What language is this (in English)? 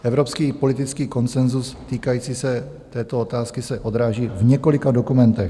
Czech